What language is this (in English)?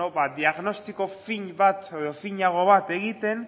Basque